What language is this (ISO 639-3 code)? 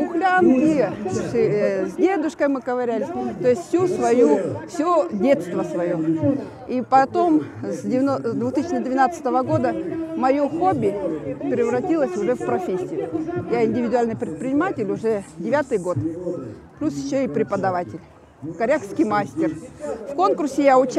rus